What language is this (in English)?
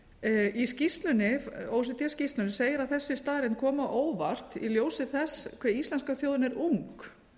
Icelandic